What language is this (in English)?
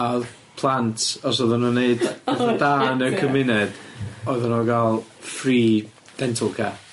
Welsh